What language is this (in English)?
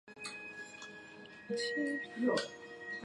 Chinese